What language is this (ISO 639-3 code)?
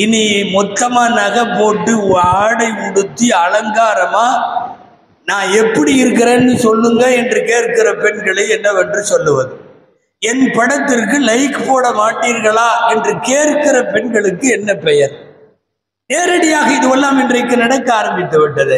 ara